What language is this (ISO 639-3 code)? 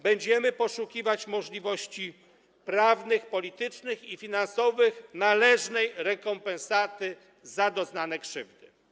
pol